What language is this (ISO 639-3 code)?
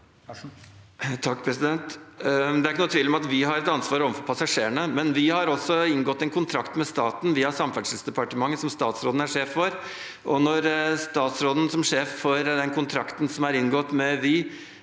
nor